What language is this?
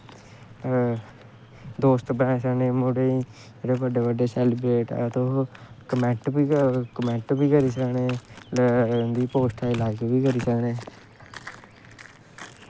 Dogri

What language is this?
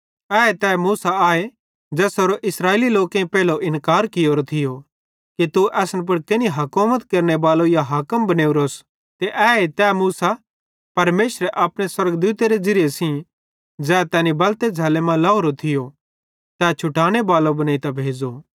Bhadrawahi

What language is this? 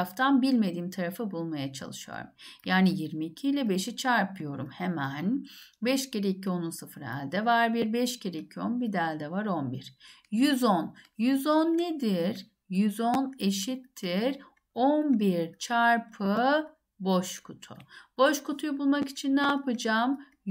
Turkish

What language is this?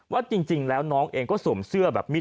Thai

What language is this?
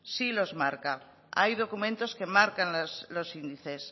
Spanish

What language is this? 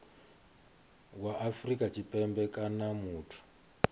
Venda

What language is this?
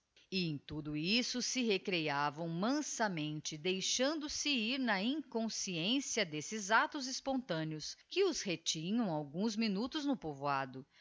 Portuguese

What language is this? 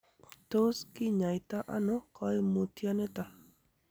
Kalenjin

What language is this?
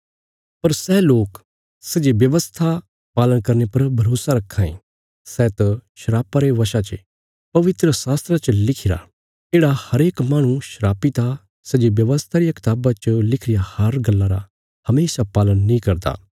Bilaspuri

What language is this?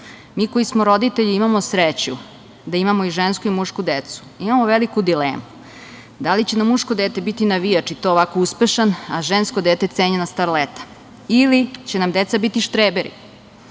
Serbian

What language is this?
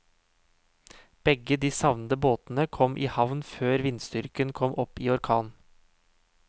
Norwegian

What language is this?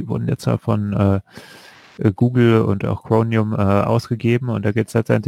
German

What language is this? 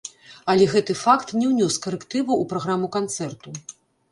Belarusian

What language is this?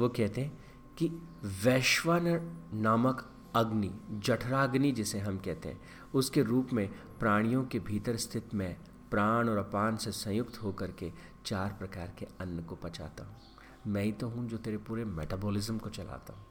Hindi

